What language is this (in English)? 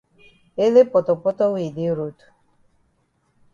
Cameroon Pidgin